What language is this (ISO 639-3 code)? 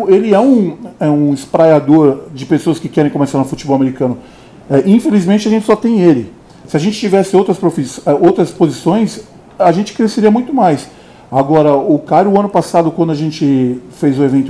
por